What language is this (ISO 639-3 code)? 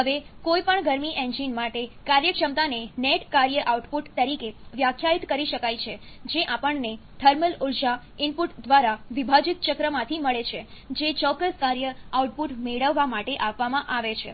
guj